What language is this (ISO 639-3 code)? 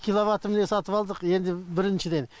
kaz